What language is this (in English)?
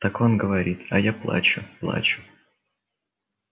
Russian